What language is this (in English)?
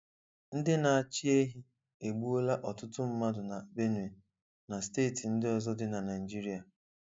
Igbo